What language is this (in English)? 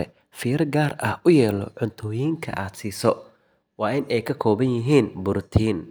Somali